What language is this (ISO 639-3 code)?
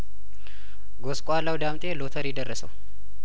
amh